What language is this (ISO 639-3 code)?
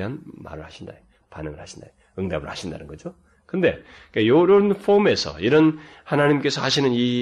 kor